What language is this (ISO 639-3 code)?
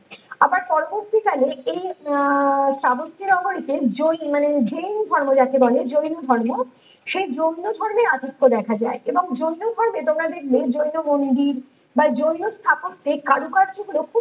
ben